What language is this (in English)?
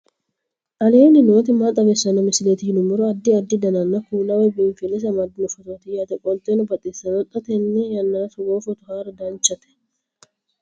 Sidamo